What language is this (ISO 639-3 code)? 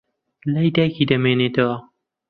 ckb